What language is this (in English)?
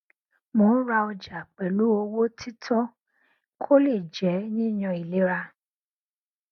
Yoruba